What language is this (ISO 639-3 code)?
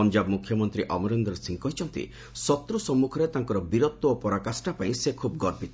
ori